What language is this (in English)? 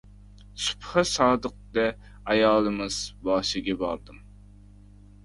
Uzbek